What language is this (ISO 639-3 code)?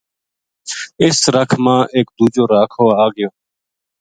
gju